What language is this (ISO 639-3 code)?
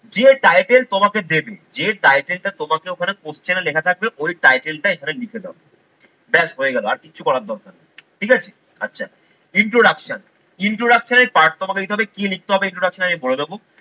ben